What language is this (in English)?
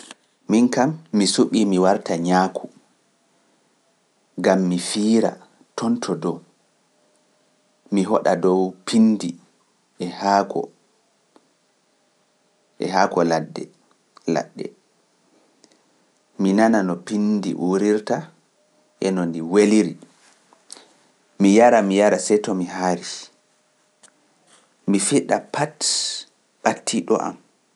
Pular